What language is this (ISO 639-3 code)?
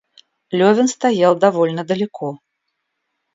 rus